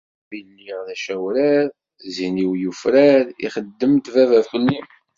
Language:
Kabyle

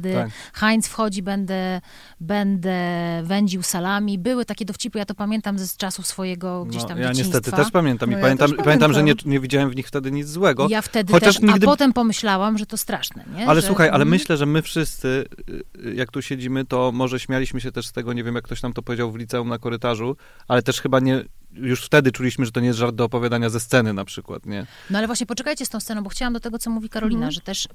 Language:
Polish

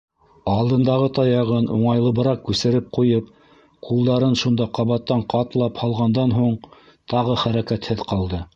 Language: Bashkir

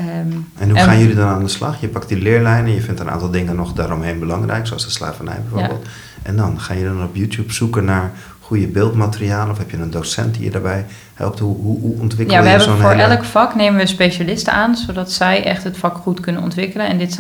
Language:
Dutch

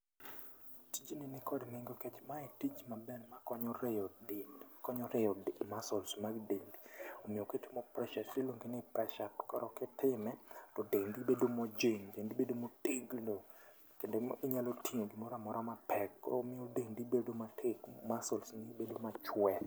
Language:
Luo (Kenya and Tanzania)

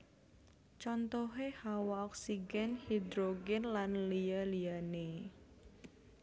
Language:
Javanese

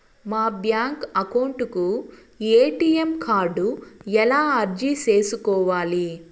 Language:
Telugu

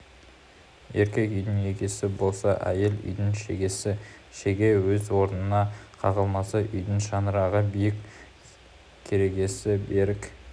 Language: Kazakh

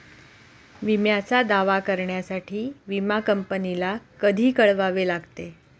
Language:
Marathi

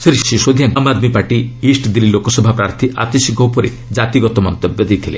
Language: Odia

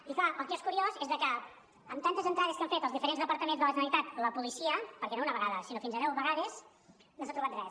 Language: Catalan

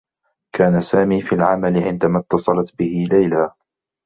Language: Arabic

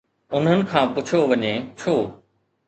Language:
Sindhi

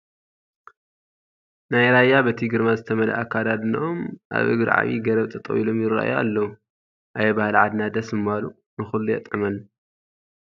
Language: Tigrinya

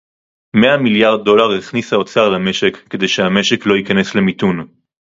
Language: Hebrew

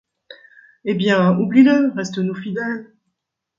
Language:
French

